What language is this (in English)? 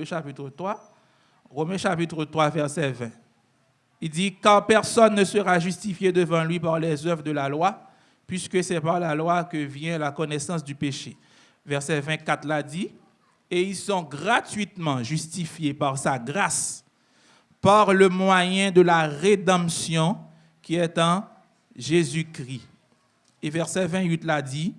French